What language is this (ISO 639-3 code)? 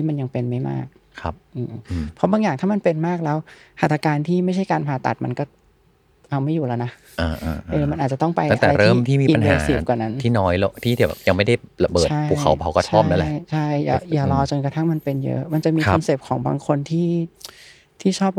tha